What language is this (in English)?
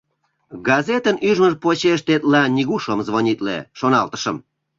Mari